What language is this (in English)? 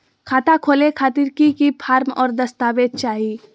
Magahi